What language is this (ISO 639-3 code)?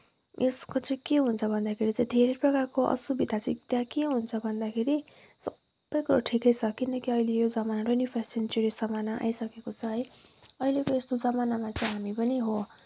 nep